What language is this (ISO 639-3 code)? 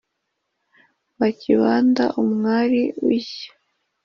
kin